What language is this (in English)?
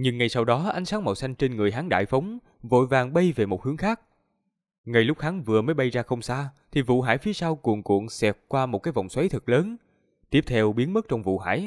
Vietnamese